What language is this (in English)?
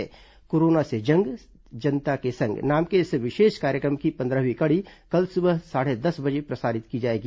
Hindi